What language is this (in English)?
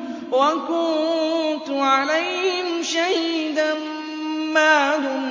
Arabic